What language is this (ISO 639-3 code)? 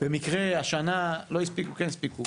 heb